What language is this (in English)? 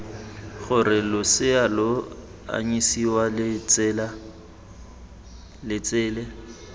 Tswana